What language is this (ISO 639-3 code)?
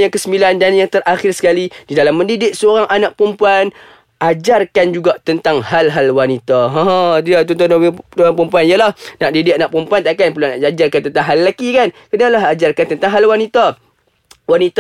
msa